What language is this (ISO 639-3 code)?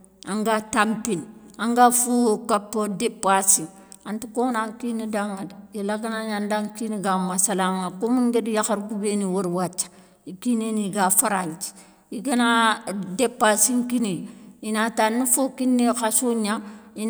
snk